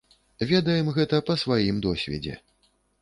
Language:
Belarusian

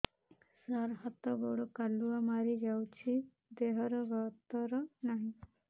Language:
Odia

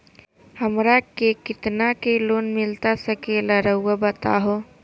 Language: Magahi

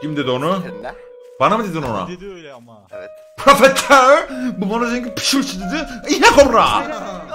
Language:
Turkish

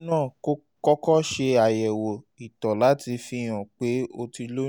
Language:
Yoruba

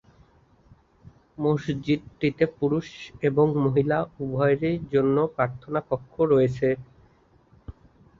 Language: Bangla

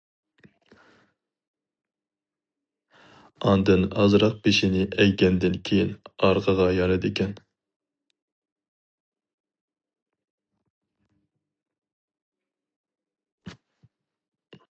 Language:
Uyghur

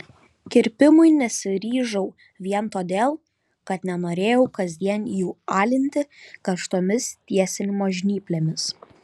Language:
Lithuanian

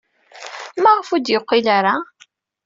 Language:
Kabyle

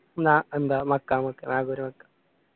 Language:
Malayalam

